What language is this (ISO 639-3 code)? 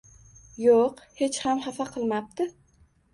uzb